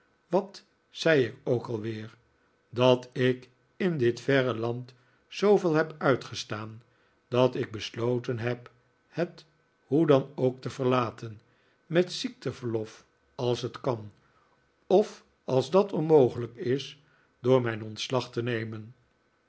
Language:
Dutch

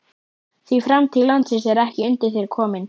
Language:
Icelandic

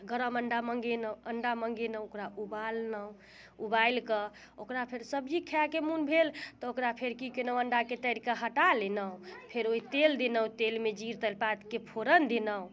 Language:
Maithili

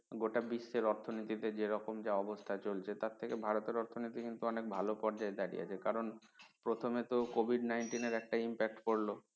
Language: Bangla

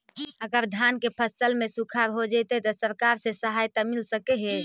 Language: Magahi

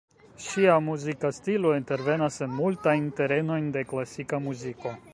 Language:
Esperanto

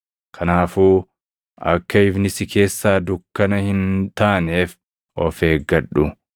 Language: Oromo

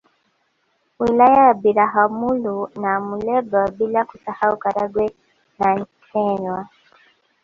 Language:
Swahili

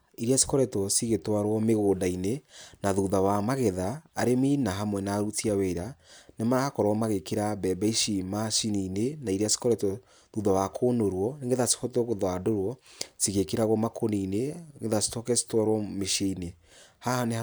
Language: Kikuyu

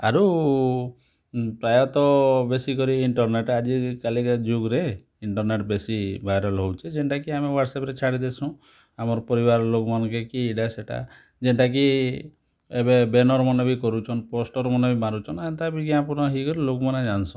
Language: Odia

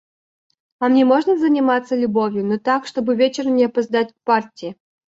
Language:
Russian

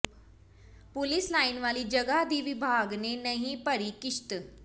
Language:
Punjabi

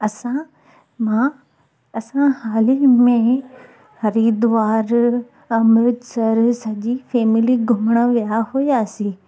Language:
Sindhi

